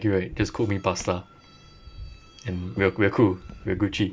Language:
English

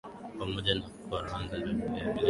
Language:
Swahili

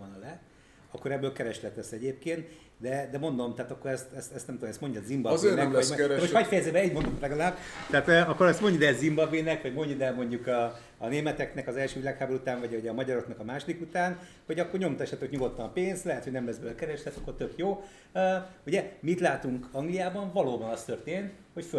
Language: Hungarian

